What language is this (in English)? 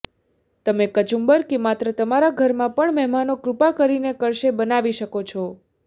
Gujarati